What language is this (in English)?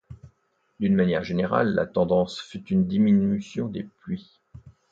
French